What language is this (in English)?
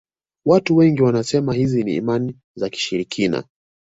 Swahili